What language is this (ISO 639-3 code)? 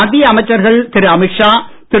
tam